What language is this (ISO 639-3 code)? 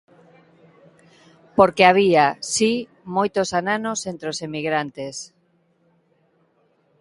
glg